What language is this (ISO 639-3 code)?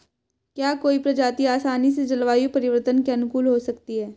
hin